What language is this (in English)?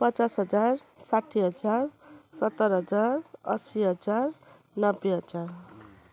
Nepali